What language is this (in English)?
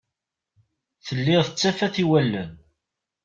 Kabyle